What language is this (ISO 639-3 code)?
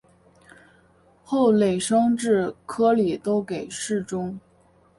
zho